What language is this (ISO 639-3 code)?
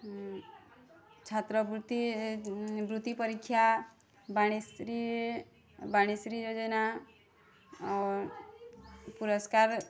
ori